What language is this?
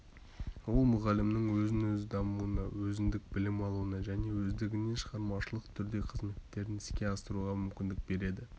Kazakh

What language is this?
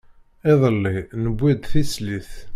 Kabyle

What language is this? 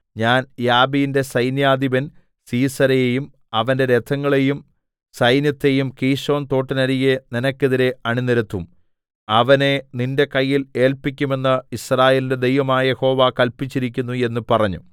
Malayalam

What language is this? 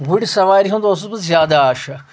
Kashmiri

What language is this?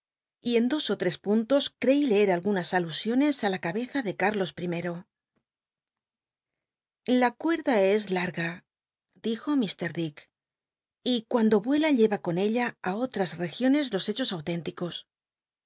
Spanish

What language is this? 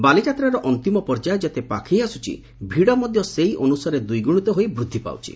Odia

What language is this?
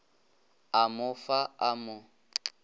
Northern Sotho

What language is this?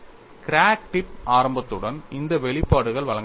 Tamil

